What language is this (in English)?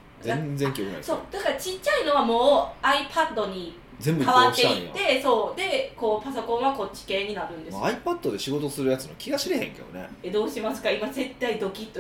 Japanese